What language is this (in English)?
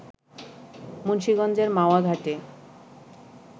Bangla